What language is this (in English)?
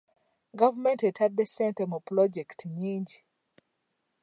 Ganda